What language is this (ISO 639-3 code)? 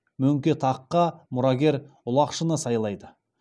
kaz